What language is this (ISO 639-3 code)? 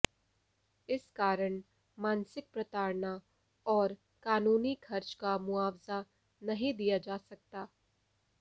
hin